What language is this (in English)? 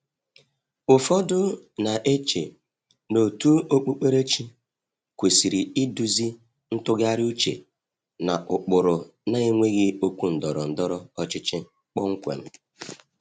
Igbo